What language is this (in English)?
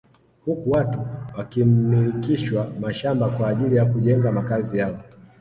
Swahili